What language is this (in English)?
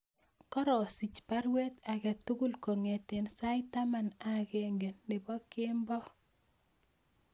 Kalenjin